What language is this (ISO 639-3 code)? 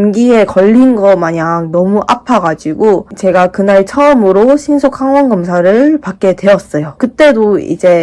kor